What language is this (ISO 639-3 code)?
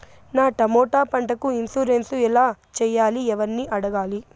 tel